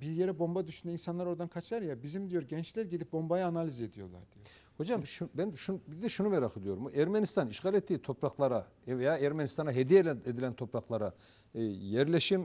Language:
Turkish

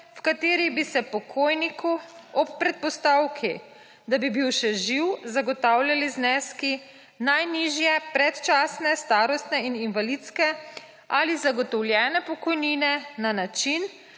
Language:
Slovenian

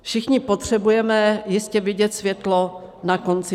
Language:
Czech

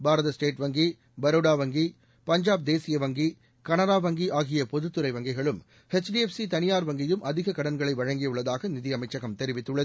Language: Tamil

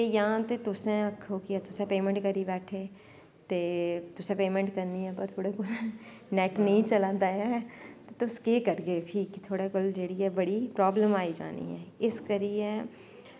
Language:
Dogri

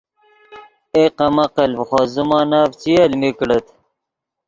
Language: Yidgha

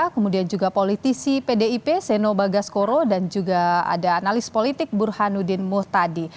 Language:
Indonesian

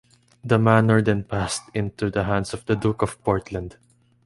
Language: English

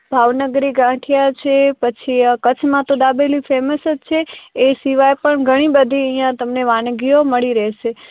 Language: Gujarati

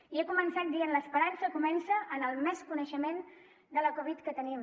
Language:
Catalan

